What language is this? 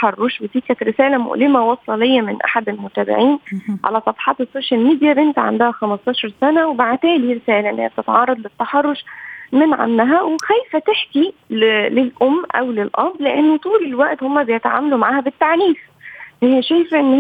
Arabic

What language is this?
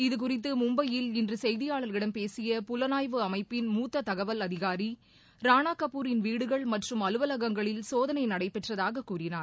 Tamil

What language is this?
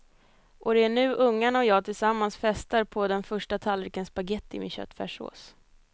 Swedish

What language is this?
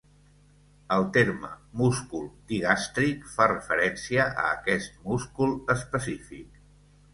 Catalan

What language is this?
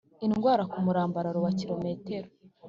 Kinyarwanda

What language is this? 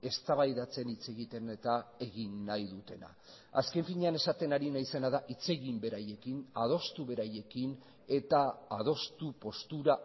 Basque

